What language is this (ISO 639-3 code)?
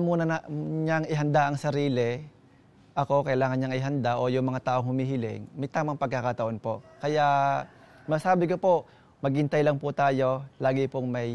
fil